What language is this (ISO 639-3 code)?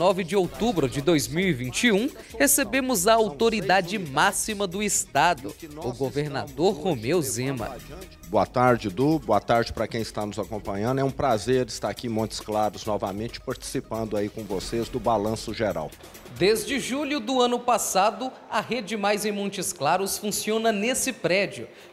por